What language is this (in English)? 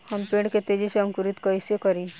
Bhojpuri